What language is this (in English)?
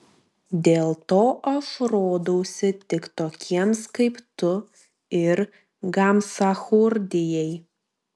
Lithuanian